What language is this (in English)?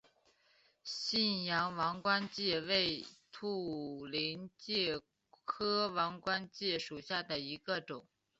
Chinese